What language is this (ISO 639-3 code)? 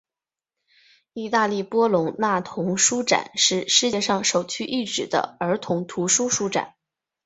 zho